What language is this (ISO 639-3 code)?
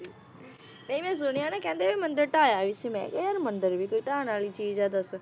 pan